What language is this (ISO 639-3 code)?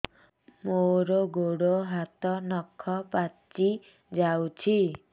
ori